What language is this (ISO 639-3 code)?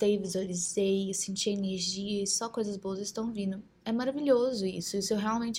por